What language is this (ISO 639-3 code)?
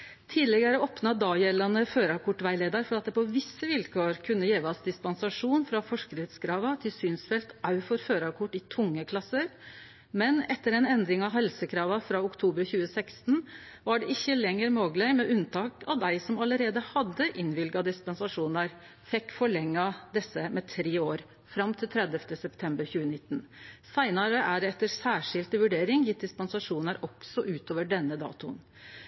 nno